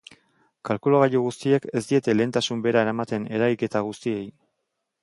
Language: Basque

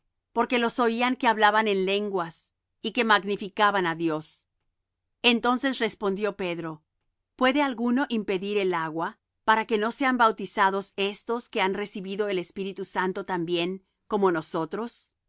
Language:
Spanish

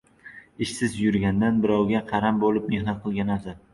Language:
Uzbek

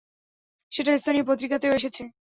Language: Bangla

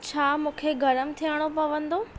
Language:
Sindhi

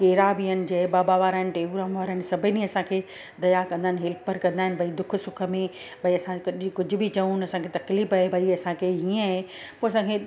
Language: Sindhi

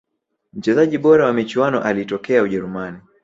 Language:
Swahili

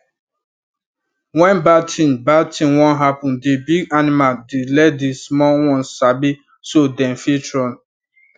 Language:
Nigerian Pidgin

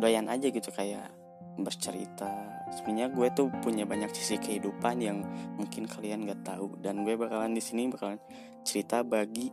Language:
Indonesian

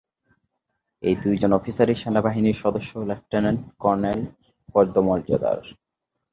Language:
Bangla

